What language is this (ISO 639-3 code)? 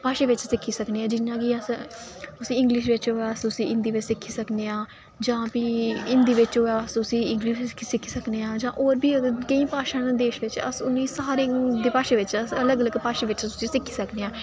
doi